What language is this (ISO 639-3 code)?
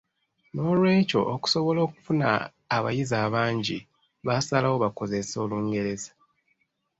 lug